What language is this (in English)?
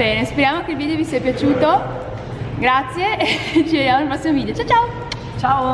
Italian